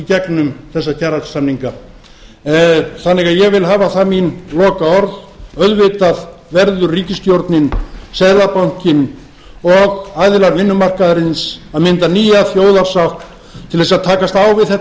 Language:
Icelandic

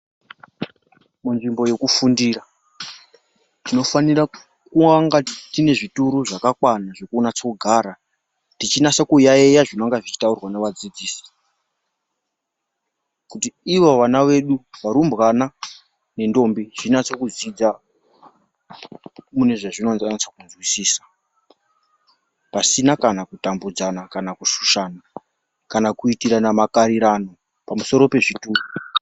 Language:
Ndau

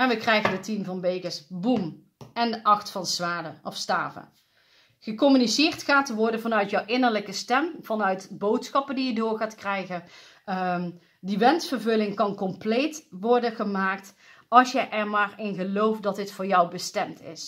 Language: Dutch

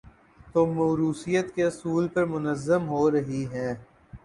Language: Urdu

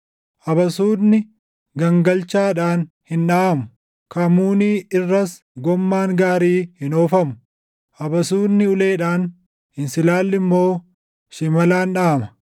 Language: Oromo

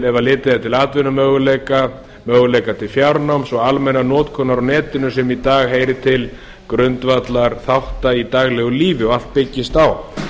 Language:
Icelandic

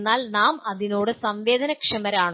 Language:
Malayalam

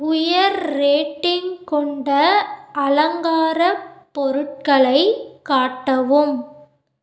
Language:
Tamil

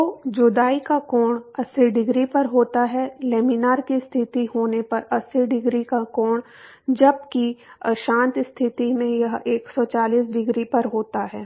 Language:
Hindi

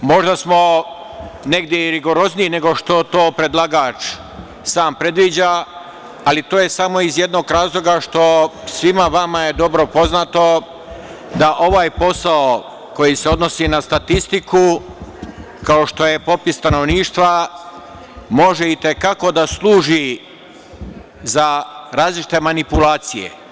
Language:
Serbian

